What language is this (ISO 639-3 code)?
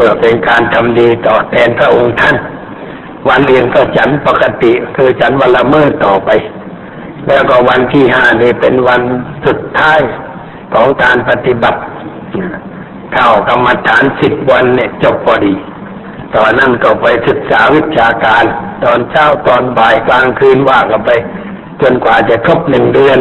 tha